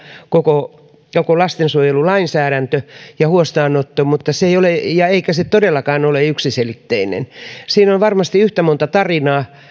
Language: Finnish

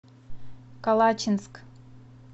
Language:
Russian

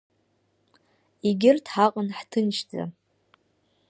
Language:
Abkhazian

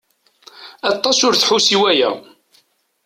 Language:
Kabyle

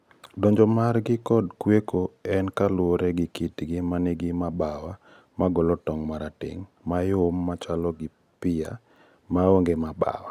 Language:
Luo (Kenya and Tanzania)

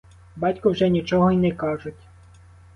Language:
Ukrainian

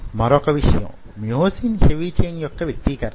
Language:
Telugu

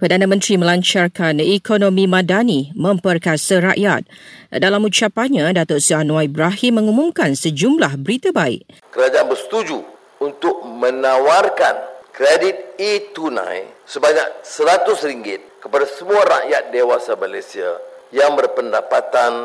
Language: Malay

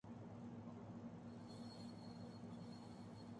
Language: Urdu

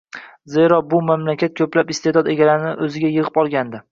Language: Uzbek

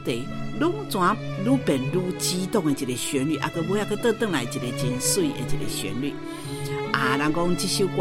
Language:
Chinese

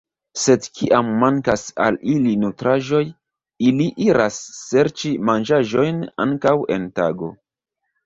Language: Esperanto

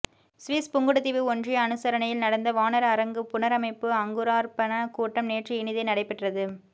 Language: Tamil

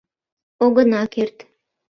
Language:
Mari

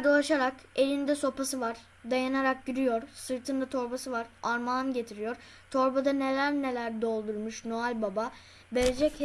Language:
Turkish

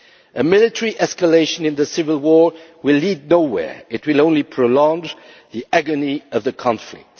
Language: English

